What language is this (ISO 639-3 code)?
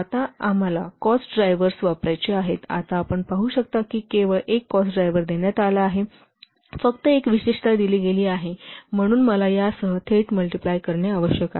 mar